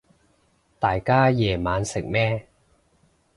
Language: Cantonese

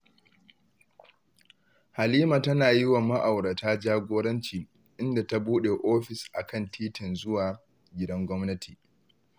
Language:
Hausa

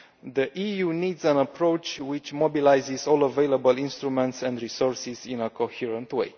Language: English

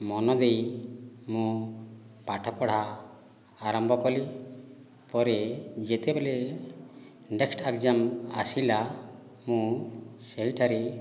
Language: Odia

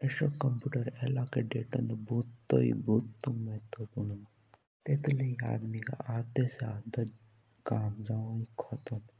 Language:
Jaunsari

